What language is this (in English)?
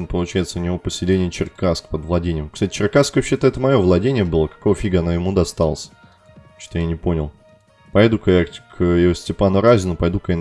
Russian